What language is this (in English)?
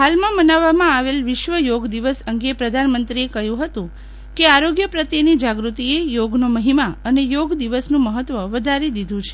Gujarati